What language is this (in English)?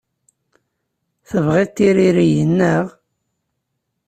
Kabyle